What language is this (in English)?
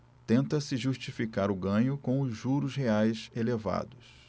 Portuguese